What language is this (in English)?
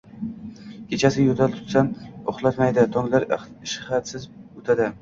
Uzbek